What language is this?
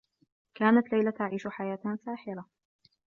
Arabic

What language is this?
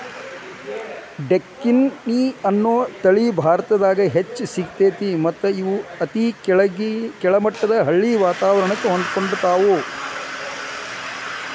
Kannada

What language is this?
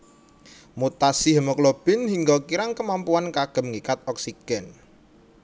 Javanese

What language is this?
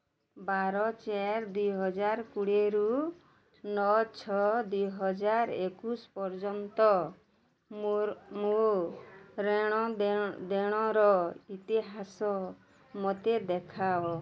Odia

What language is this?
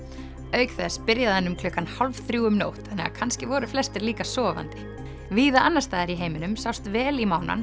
Icelandic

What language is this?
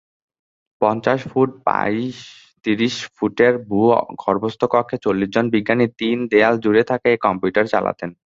Bangla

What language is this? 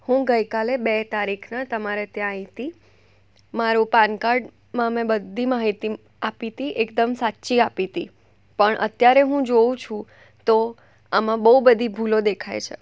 Gujarati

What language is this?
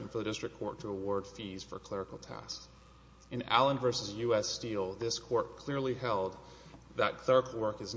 English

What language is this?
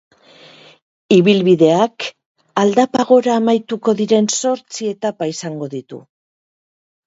Basque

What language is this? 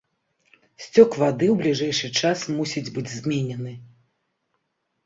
Belarusian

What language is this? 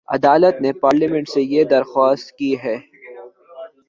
Urdu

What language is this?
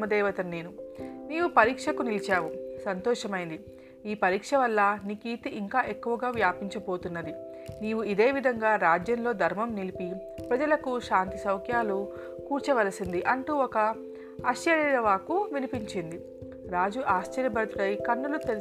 Telugu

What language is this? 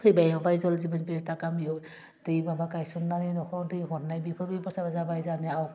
Bodo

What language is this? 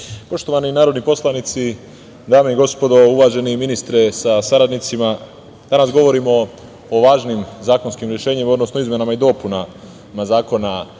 Serbian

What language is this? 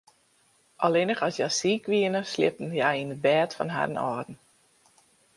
Western Frisian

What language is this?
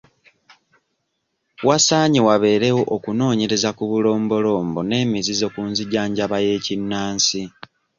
Ganda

